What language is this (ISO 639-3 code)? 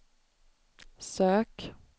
swe